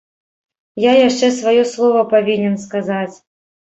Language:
Belarusian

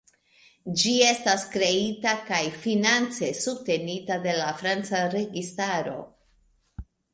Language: Esperanto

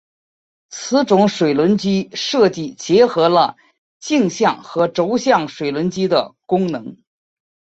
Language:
Chinese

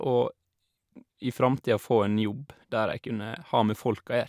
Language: Norwegian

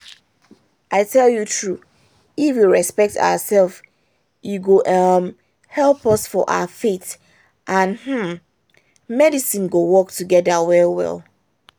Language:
Nigerian Pidgin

